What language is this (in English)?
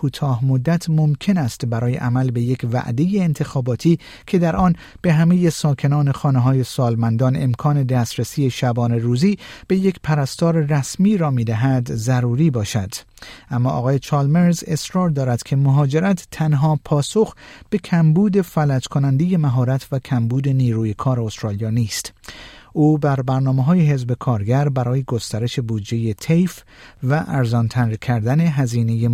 Persian